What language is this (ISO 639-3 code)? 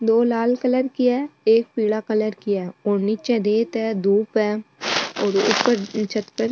mwr